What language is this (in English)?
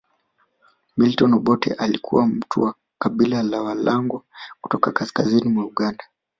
Swahili